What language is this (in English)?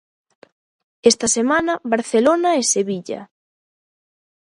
Galician